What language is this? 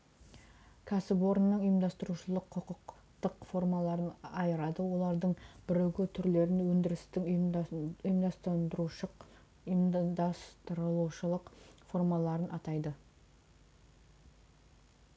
Kazakh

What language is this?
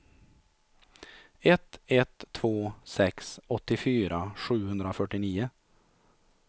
Swedish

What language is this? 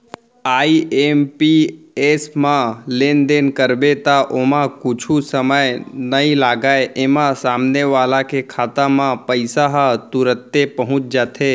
Chhattisgarhi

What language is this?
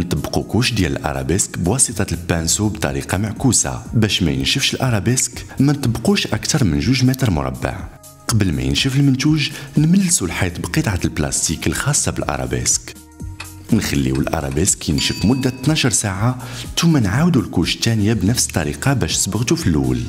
Arabic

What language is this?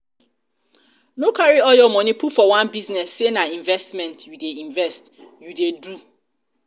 Nigerian Pidgin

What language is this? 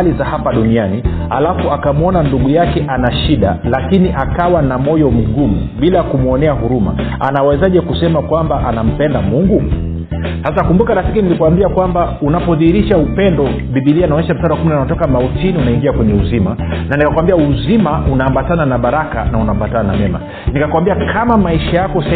Swahili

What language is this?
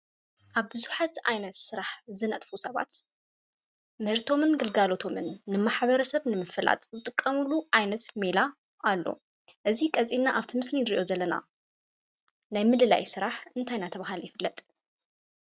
Tigrinya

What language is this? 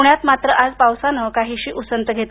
Marathi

